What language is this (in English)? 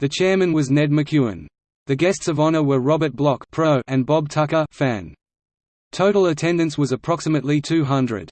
English